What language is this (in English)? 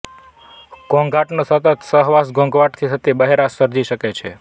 Gujarati